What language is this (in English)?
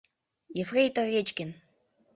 Mari